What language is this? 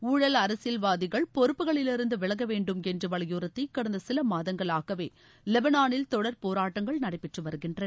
Tamil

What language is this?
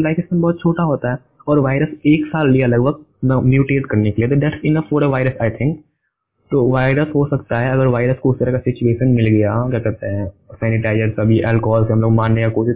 Hindi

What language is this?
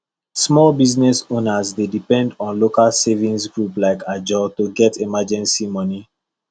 Nigerian Pidgin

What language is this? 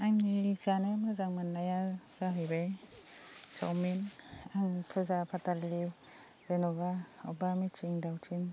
Bodo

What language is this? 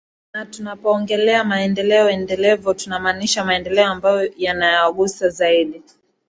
Swahili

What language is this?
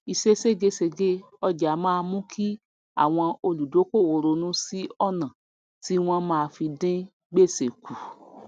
Yoruba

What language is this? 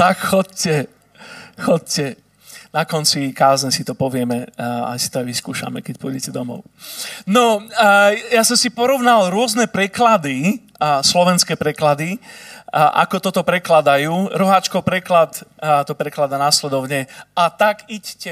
Slovak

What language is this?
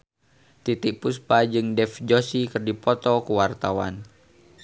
Sundanese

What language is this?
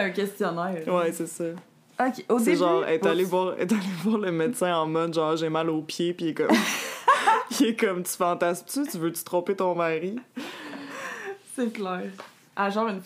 French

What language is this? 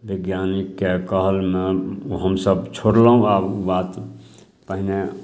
Maithili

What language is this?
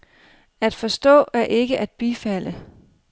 Danish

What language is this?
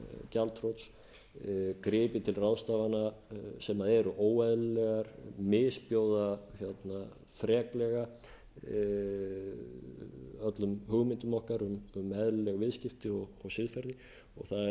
Icelandic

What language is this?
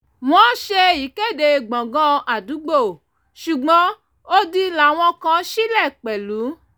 Yoruba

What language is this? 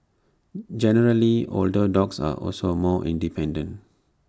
English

